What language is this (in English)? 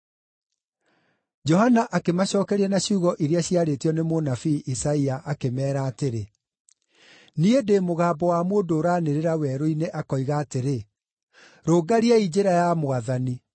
Kikuyu